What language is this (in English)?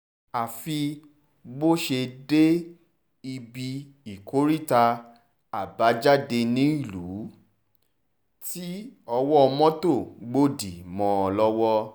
Yoruba